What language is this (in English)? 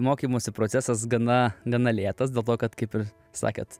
Lithuanian